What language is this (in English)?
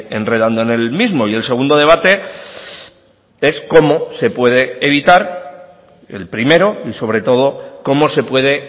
Spanish